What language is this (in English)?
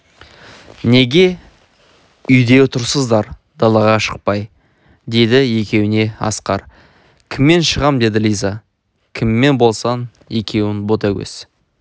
Kazakh